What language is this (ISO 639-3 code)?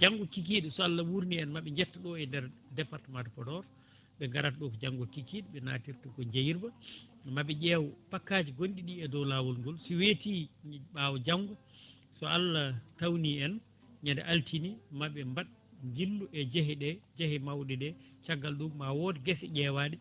ful